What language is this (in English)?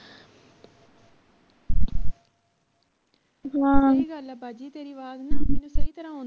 Punjabi